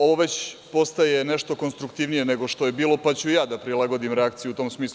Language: Serbian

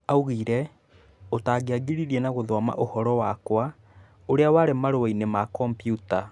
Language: Kikuyu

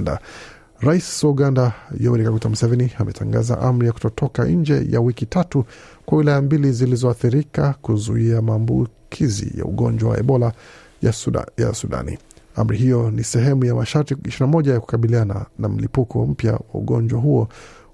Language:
Swahili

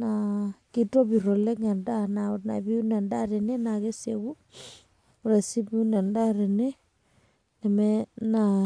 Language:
Masai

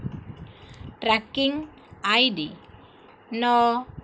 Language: Odia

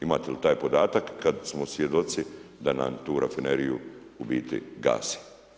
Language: Croatian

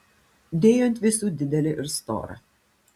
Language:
Lithuanian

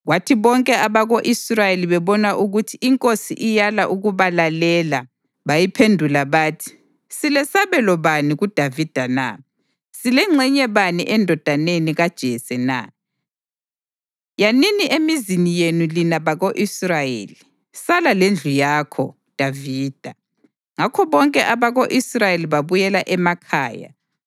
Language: North Ndebele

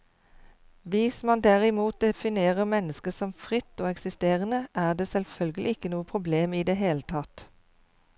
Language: Norwegian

